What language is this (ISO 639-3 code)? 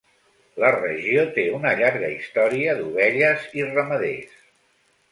cat